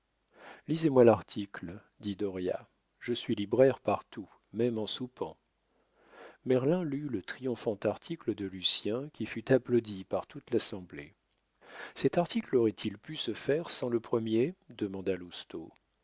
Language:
French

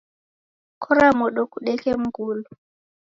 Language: Taita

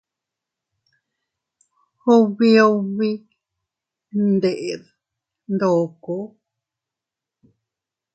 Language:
Teutila Cuicatec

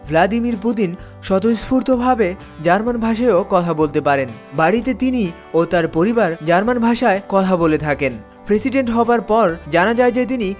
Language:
Bangla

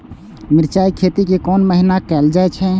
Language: Maithili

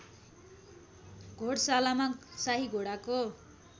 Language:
Nepali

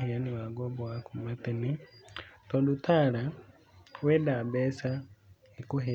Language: Kikuyu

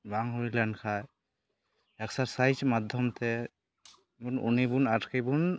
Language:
Santali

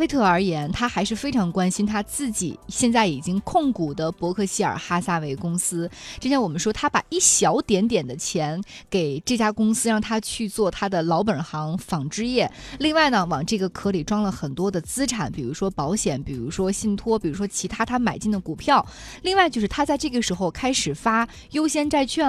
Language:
Chinese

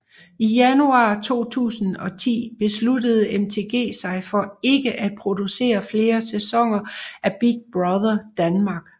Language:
Danish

